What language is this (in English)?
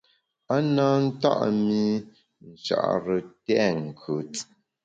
Bamun